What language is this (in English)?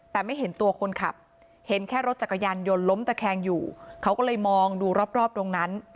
Thai